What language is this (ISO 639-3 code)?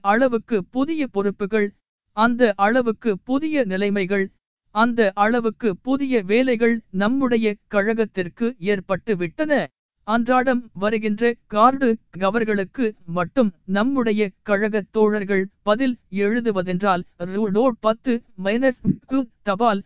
tam